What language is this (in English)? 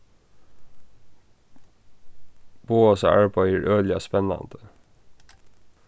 Faroese